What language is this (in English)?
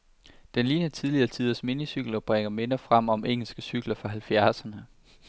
Danish